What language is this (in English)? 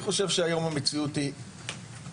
Hebrew